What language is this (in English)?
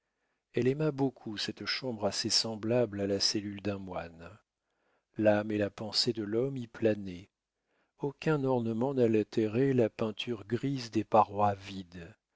French